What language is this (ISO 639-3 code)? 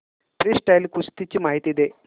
mar